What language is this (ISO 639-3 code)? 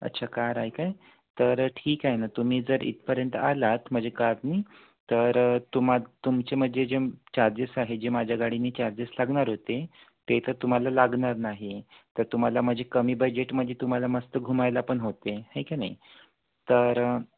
mar